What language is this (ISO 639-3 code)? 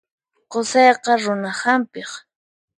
qxp